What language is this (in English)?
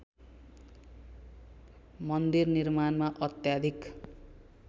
Nepali